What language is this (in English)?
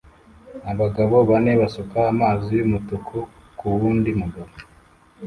Kinyarwanda